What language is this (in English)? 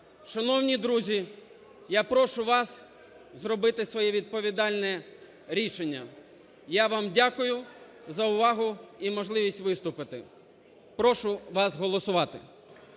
Ukrainian